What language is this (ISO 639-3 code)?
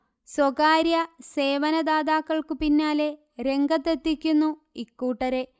mal